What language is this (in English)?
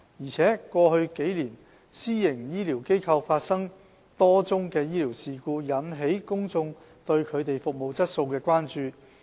Cantonese